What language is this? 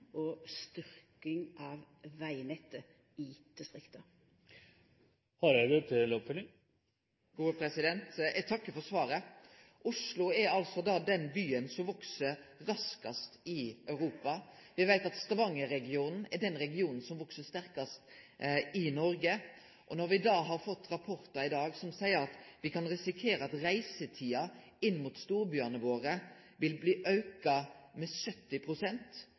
Norwegian Nynorsk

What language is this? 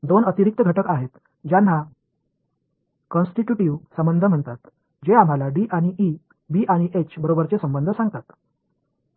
Marathi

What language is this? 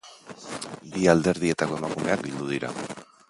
Basque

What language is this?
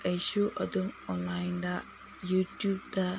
Manipuri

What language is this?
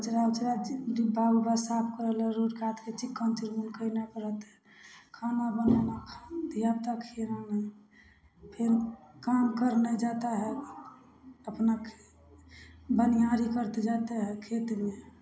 Maithili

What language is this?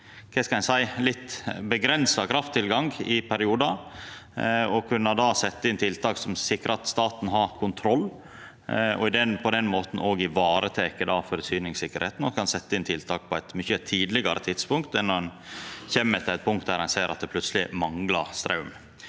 Norwegian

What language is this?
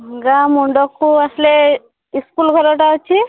Odia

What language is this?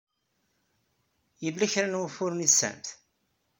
Kabyle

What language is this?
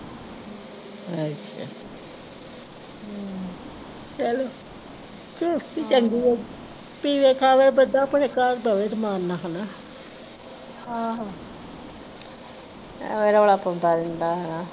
Punjabi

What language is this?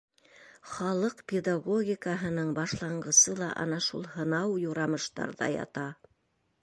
Bashkir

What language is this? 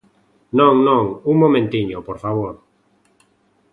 Galician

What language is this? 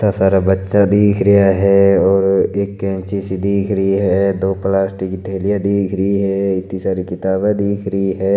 Marwari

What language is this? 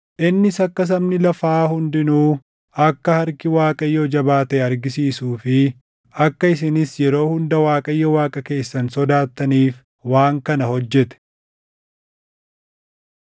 Oromo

